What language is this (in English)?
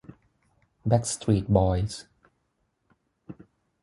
Thai